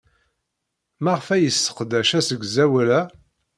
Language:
Kabyle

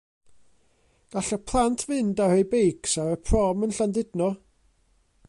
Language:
Welsh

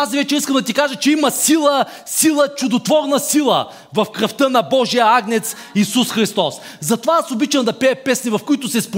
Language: Bulgarian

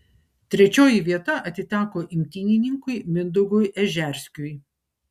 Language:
Lithuanian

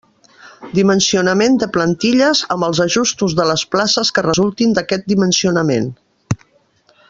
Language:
Catalan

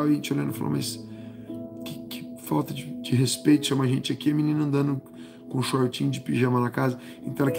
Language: Portuguese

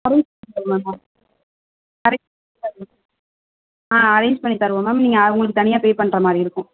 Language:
Tamil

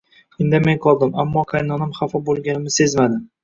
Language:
Uzbek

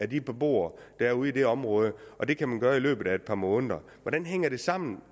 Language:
Danish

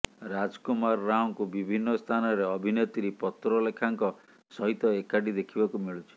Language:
Odia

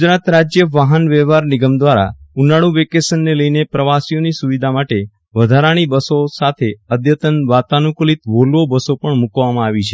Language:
Gujarati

